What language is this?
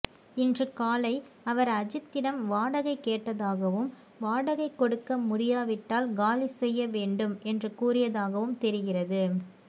Tamil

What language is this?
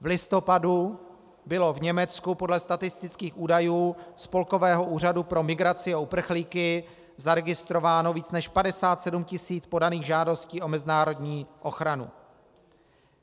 Czech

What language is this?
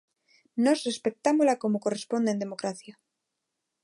Galician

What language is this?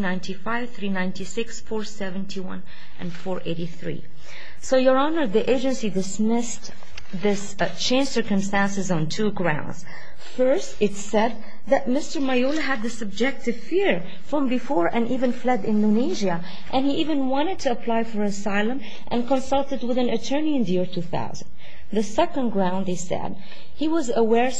English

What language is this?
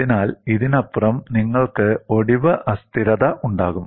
Malayalam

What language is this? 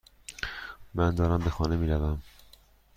Persian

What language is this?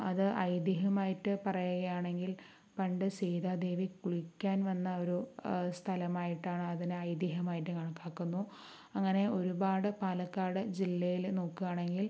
Malayalam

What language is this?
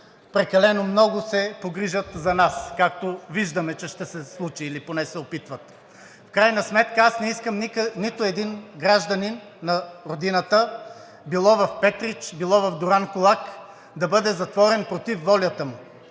Bulgarian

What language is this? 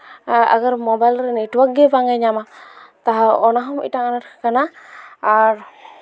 Santali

